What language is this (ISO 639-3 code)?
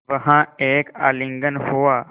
hin